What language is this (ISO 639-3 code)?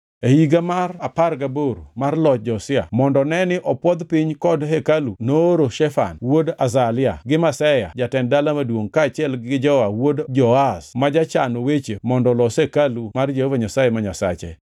luo